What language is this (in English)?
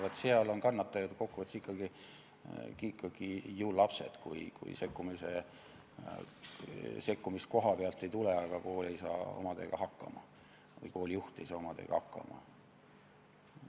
Estonian